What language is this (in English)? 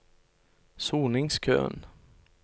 Norwegian